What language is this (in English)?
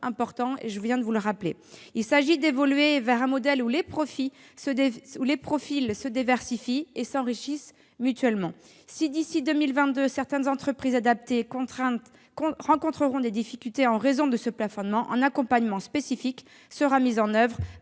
French